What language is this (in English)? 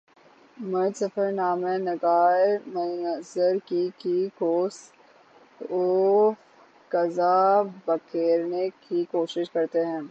Urdu